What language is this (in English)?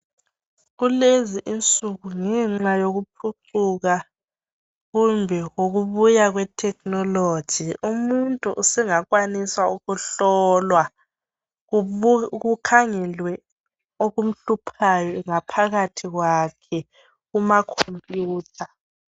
North Ndebele